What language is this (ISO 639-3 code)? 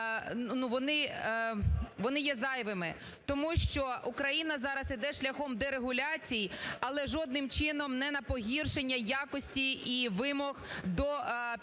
ukr